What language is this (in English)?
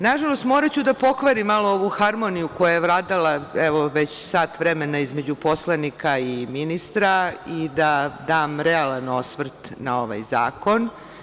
Serbian